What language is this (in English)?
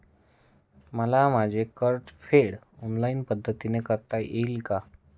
Marathi